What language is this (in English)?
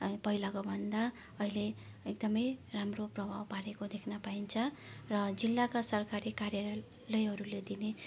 Nepali